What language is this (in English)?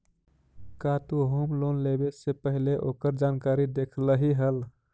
Magahi